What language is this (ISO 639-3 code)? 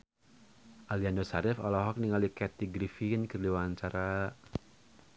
sun